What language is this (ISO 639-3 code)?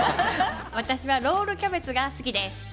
jpn